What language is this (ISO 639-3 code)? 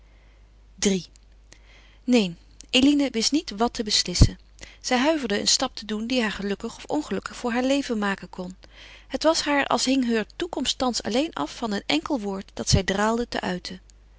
nld